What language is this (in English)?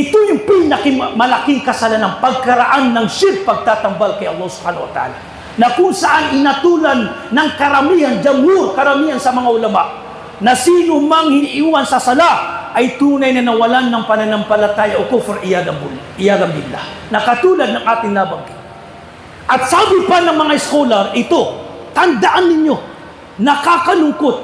Filipino